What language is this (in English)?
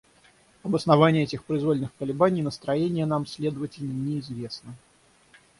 Russian